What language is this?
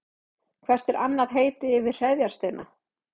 Icelandic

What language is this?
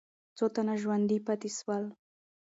Pashto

